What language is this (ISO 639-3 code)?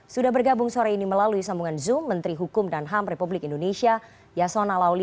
ind